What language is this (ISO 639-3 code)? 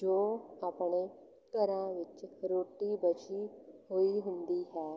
pan